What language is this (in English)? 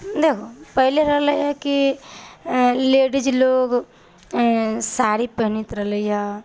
Maithili